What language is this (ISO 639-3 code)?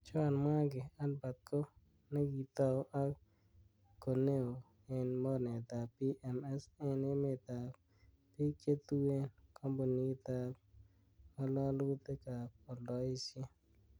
kln